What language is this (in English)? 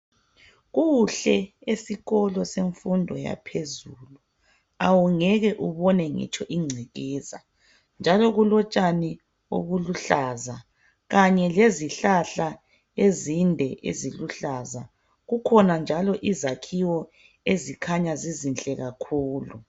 North Ndebele